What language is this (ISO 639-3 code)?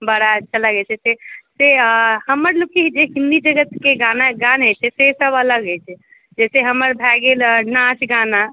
mai